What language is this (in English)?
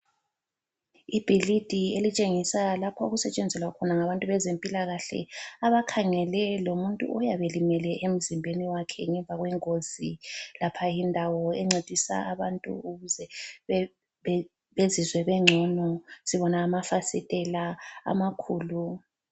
North Ndebele